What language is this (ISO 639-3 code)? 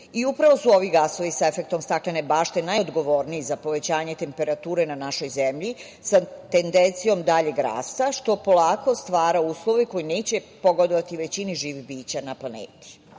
srp